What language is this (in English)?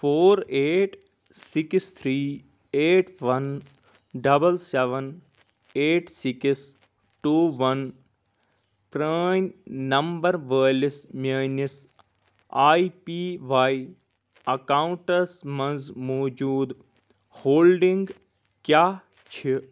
Kashmiri